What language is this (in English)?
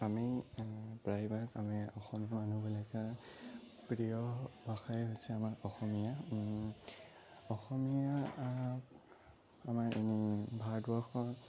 Assamese